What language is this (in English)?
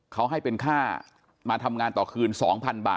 Thai